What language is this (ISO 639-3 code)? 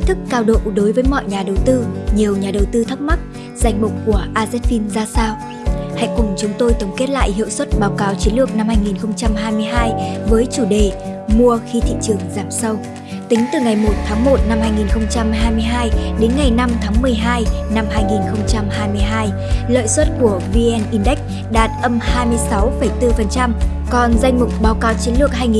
vie